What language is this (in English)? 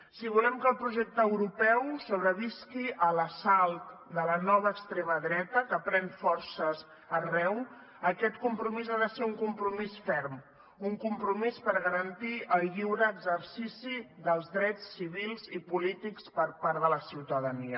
Catalan